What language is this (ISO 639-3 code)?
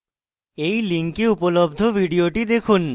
ben